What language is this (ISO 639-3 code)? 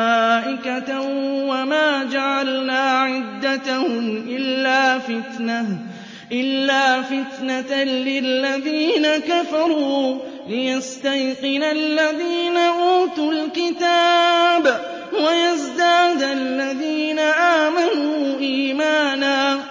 ara